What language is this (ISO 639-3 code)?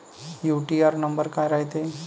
mar